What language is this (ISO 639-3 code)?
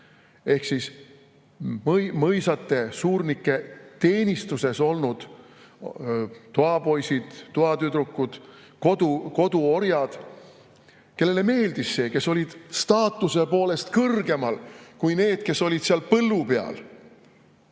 est